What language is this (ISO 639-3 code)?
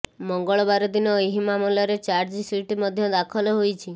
ori